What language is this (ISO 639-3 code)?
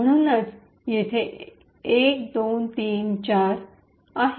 mar